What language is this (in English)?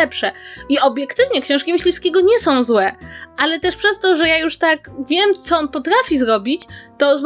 Polish